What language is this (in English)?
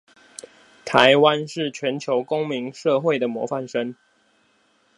Chinese